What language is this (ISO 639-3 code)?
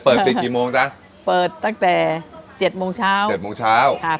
tha